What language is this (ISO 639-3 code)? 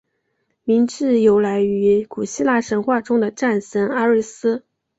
zho